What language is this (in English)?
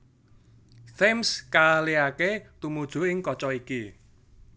Javanese